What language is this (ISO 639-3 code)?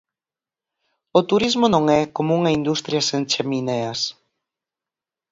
glg